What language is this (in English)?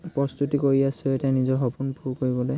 Assamese